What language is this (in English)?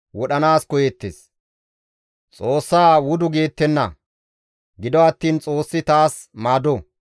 Gamo